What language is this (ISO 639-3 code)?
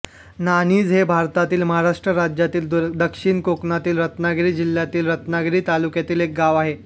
mar